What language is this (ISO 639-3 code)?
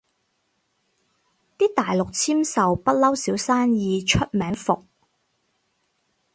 yue